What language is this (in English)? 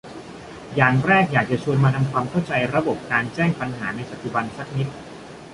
Thai